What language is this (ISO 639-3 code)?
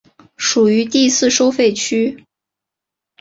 zho